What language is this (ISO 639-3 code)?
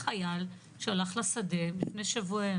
heb